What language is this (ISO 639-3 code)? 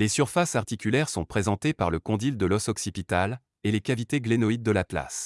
fra